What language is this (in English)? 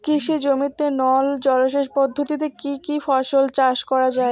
Bangla